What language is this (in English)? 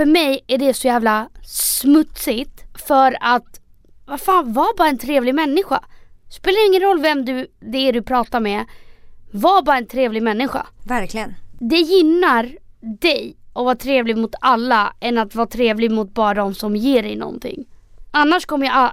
Swedish